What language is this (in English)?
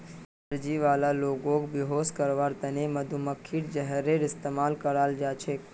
Magahi